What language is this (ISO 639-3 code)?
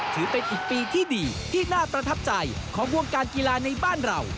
tha